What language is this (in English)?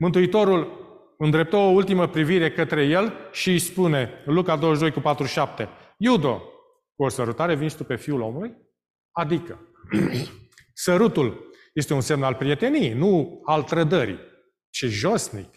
Romanian